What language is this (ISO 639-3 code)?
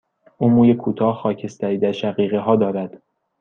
fas